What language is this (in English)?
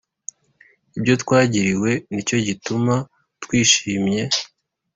Kinyarwanda